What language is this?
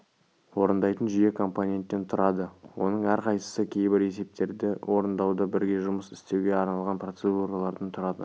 Kazakh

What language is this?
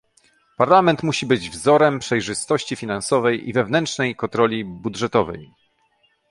Polish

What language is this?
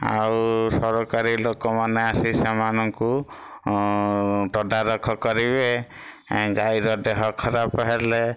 Odia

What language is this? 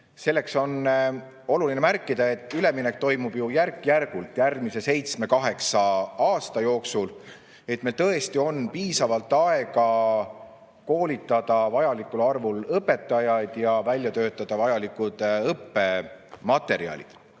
Estonian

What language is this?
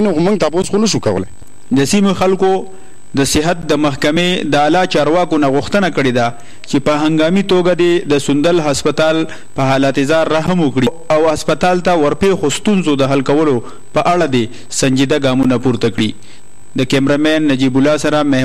Romanian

